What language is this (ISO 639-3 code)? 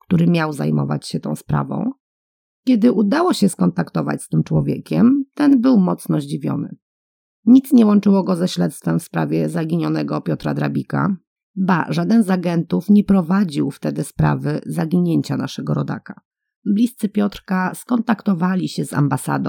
pol